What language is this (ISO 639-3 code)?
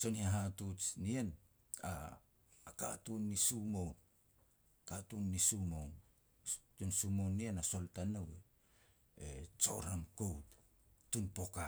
pex